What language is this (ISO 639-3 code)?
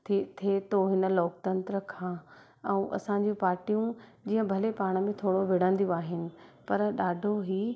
snd